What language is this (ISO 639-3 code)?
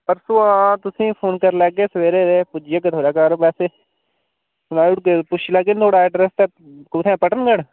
doi